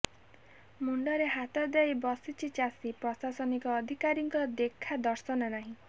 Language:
Odia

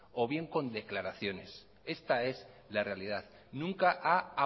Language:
Spanish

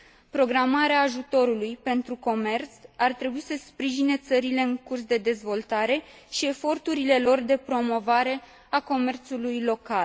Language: Romanian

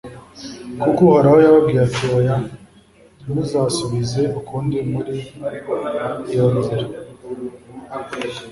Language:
Kinyarwanda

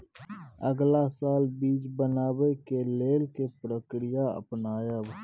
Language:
Maithili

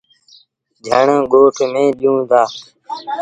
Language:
Sindhi Bhil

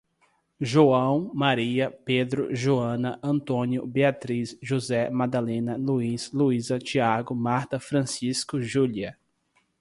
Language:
Portuguese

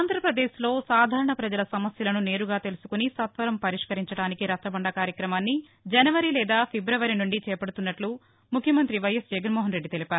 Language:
Telugu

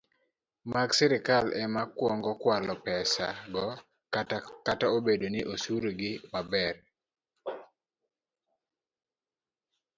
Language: Luo (Kenya and Tanzania)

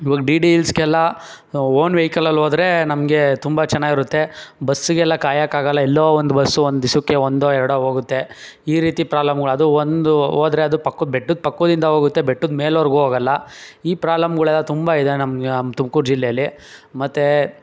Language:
Kannada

